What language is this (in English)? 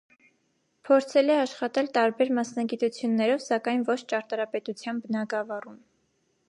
Armenian